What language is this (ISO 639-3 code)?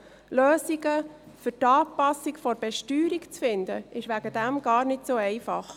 gsw